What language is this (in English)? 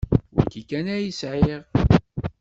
Kabyle